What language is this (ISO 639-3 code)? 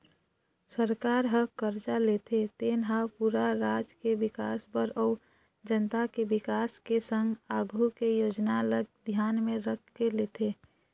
hne